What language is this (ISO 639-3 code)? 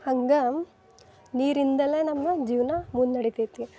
kan